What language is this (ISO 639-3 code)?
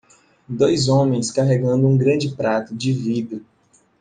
por